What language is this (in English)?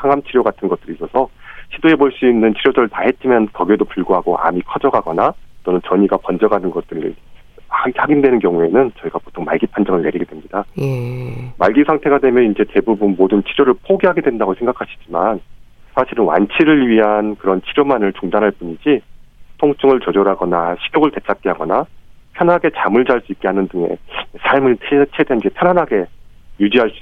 Korean